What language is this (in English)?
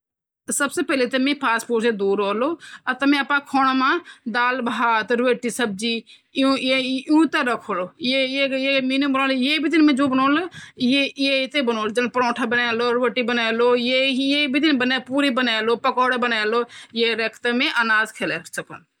Garhwali